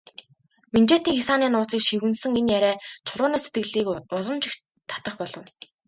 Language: Mongolian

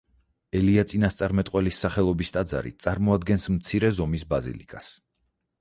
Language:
Georgian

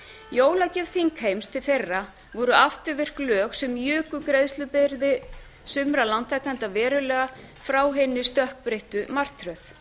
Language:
Icelandic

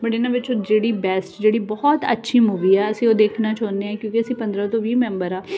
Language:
Punjabi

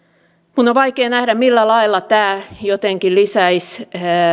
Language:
Finnish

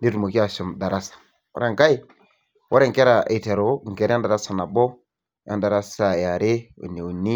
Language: Masai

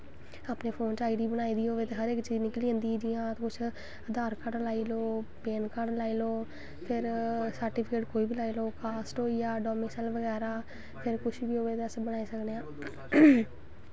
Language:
Dogri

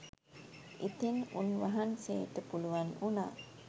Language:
Sinhala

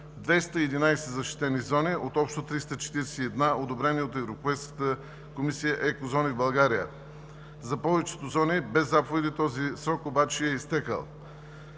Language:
Bulgarian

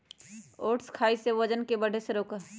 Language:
Magahi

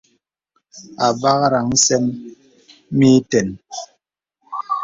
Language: Bebele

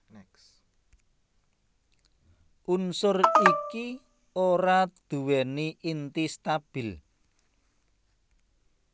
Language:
Javanese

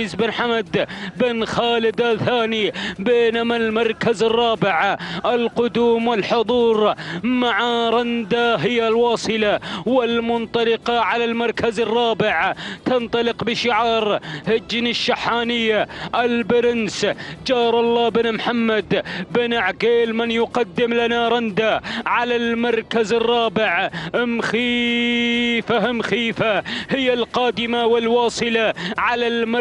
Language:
Arabic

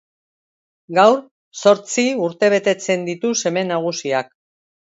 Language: Basque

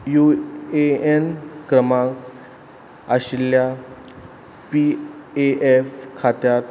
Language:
Konkani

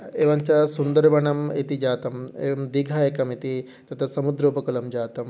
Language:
Sanskrit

